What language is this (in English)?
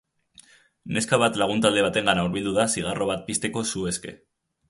Basque